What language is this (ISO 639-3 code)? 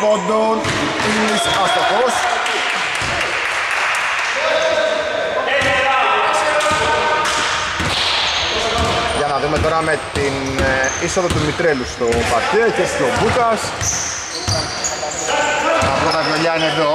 ell